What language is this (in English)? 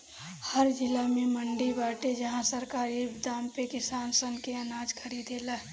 Bhojpuri